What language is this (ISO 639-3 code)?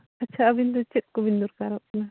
sat